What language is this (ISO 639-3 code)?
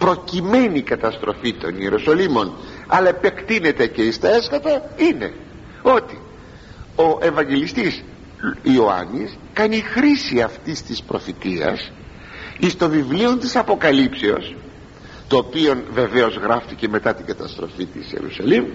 ell